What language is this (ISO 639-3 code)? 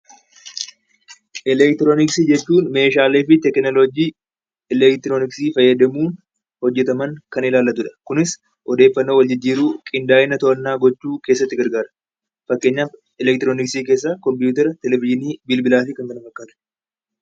orm